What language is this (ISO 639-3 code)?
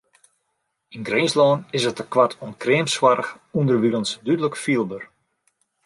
fry